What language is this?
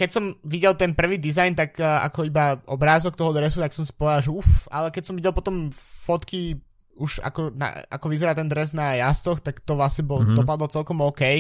Slovak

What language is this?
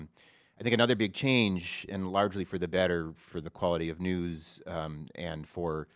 English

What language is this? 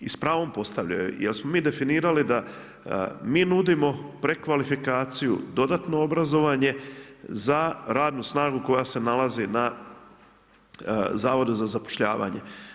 Croatian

